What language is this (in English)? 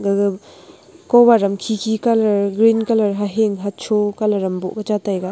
Wancho Naga